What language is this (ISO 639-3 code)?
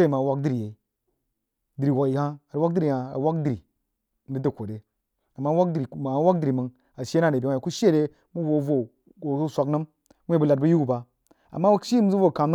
juo